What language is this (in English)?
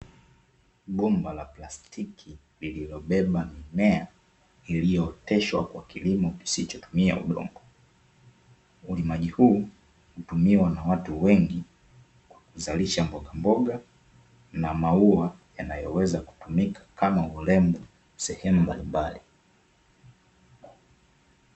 Swahili